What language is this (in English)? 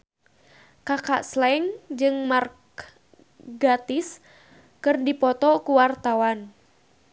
Sundanese